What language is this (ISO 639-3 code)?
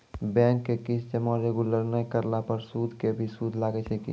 mai